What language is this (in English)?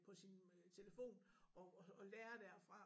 Danish